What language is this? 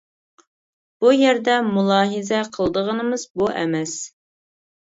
Uyghur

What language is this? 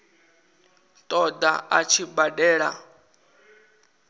Venda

